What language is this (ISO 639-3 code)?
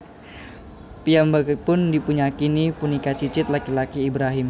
jav